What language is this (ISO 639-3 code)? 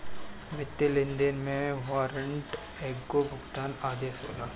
bho